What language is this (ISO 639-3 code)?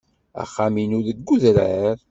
kab